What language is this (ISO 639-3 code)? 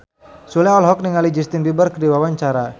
sun